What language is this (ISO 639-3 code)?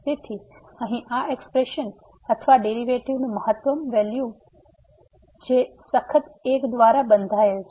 guj